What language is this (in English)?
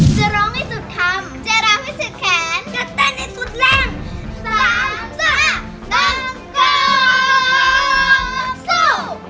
Thai